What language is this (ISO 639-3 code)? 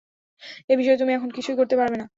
ben